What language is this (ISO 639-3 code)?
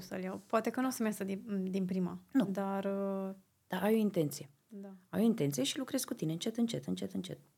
ron